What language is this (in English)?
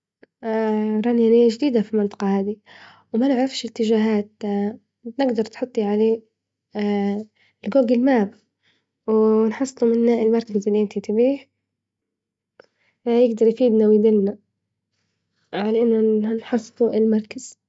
Libyan Arabic